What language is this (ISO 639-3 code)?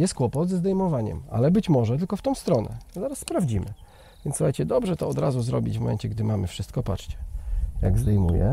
pol